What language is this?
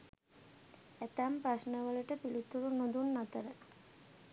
Sinhala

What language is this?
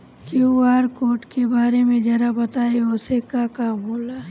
Bhojpuri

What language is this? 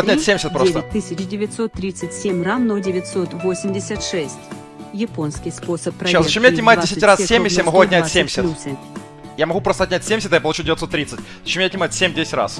Russian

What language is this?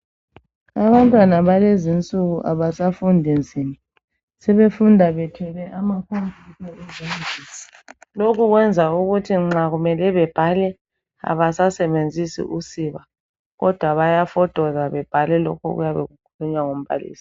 North Ndebele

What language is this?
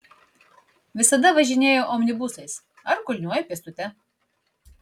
Lithuanian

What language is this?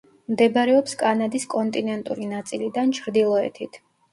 Georgian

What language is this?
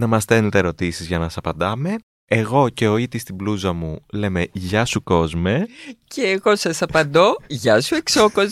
Greek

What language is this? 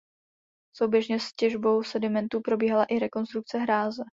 Czech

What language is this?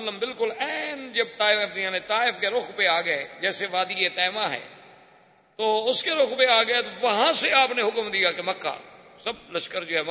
Urdu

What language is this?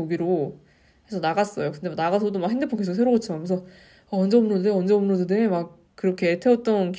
Korean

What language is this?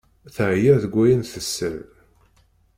Kabyle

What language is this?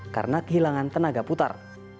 Indonesian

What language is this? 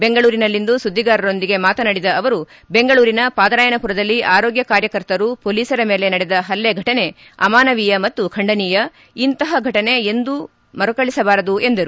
Kannada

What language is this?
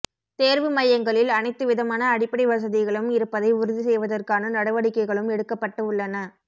Tamil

